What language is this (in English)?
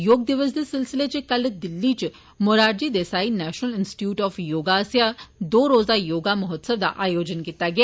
Dogri